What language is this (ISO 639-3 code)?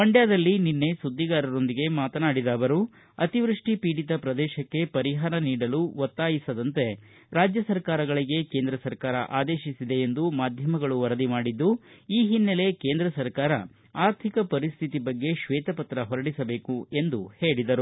kan